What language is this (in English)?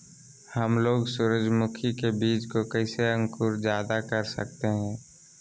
Magahi